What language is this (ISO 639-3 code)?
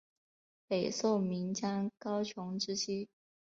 zho